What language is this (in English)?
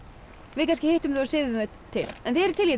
Icelandic